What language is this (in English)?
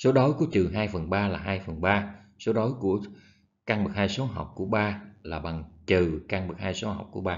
Vietnamese